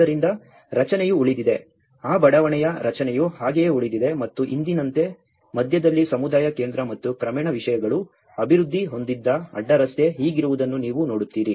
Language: Kannada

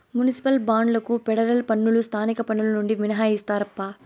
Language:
Telugu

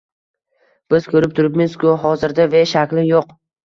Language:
Uzbek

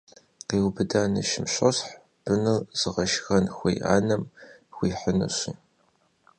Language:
Kabardian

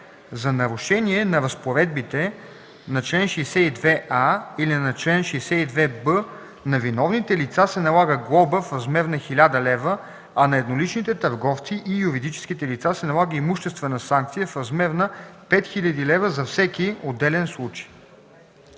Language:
Bulgarian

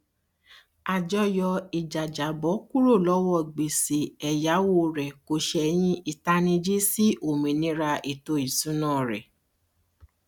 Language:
Yoruba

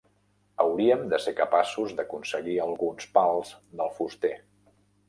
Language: Catalan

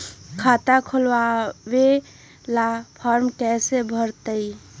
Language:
Magahi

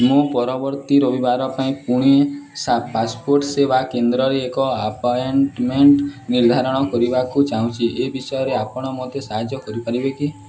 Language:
Odia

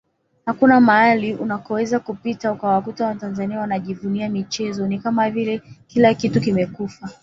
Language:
Swahili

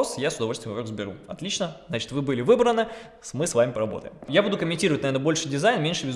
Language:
Russian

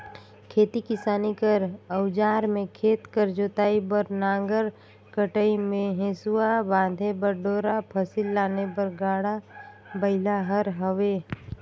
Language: Chhattisgarhi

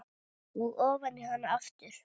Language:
Icelandic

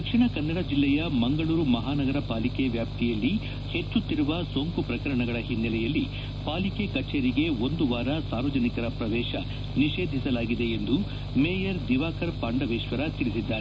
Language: Kannada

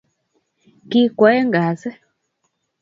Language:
Kalenjin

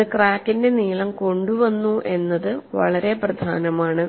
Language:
Malayalam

